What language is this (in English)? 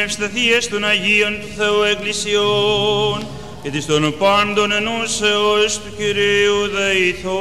Greek